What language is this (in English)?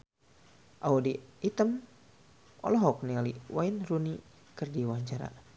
Sundanese